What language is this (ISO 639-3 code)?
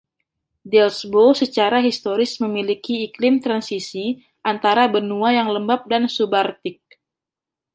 ind